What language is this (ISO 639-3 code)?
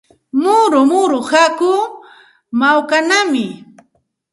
qxt